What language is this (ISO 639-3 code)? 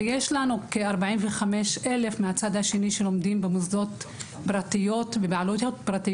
heb